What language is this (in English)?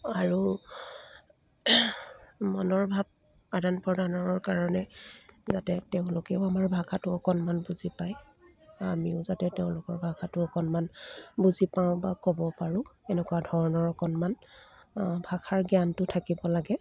Assamese